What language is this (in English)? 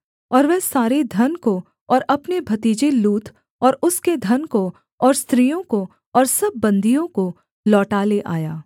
Hindi